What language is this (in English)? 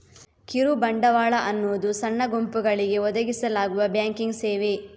Kannada